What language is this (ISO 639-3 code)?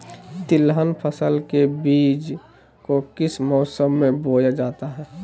mag